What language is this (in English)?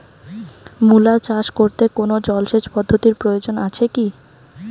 Bangla